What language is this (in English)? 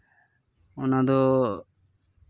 Santali